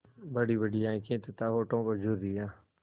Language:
Hindi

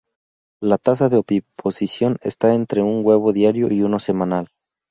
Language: Spanish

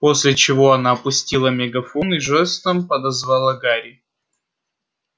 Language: Russian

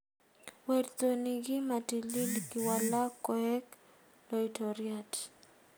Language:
Kalenjin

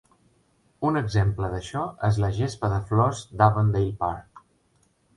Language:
Catalan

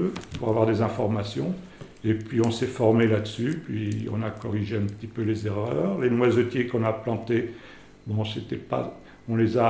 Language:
French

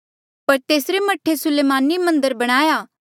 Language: Mandeali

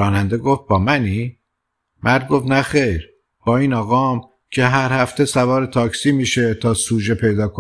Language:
Persian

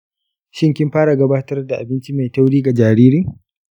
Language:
Hausa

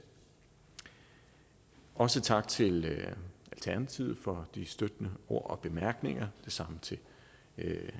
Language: Danish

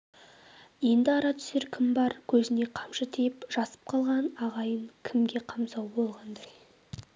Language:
Kazakh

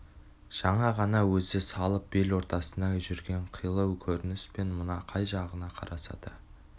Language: Kazakh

